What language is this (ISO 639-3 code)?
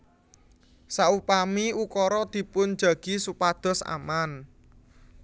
jav